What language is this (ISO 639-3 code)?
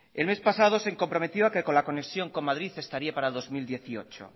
spa